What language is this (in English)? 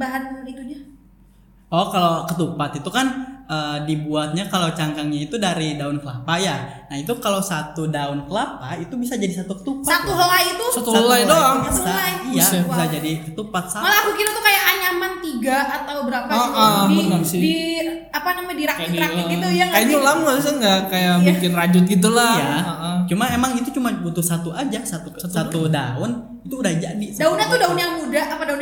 Indonesian